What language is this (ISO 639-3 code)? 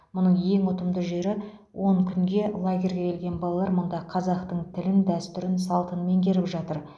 kaz